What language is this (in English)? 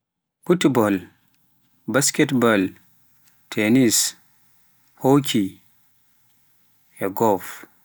Pular